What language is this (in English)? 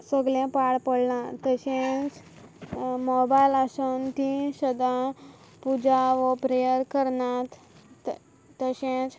Konkani